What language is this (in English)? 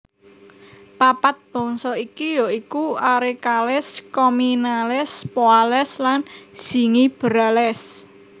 Javanese